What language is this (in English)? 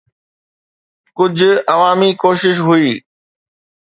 Sindhi